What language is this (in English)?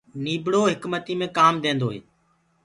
Gurgula